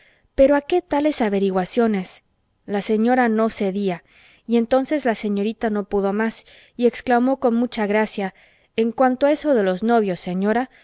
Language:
Spanish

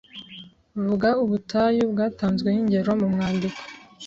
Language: Kinyarwanda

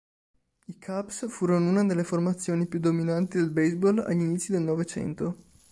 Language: Italian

